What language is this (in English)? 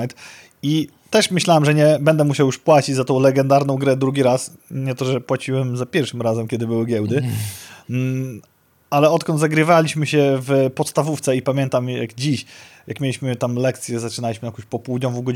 Polish